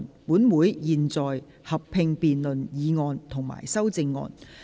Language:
Cantonese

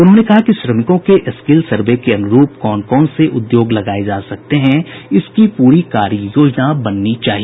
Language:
Hindi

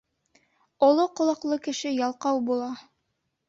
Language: Bashkir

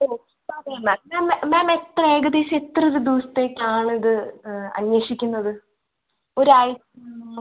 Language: Malayalam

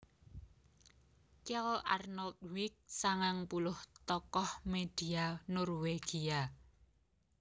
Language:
Javanese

